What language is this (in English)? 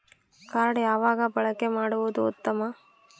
Kannada